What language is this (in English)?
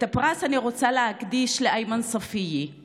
Hebrew